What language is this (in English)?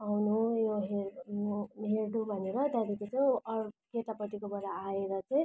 Nepali